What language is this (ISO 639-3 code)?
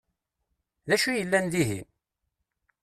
kab